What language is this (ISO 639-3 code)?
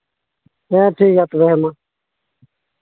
sat